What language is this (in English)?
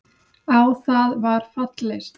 Icelandic